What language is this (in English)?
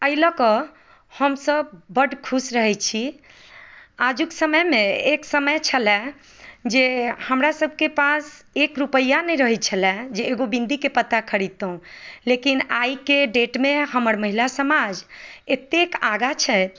Maithili